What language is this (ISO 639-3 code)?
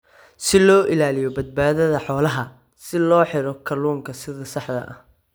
som